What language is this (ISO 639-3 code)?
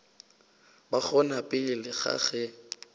nso